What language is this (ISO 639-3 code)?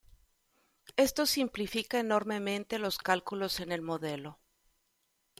spa